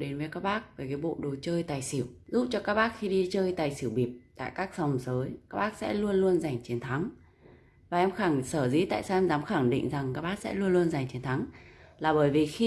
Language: Vietnamese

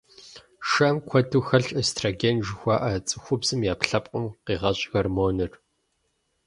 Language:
Kabardian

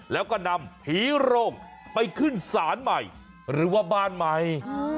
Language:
Thai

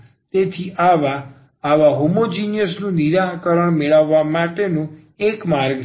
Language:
Gujarati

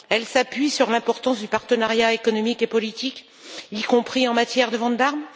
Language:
French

